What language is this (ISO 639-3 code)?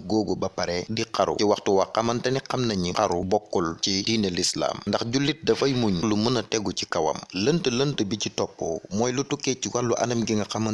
ind